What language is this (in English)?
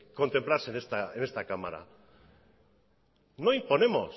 Spanish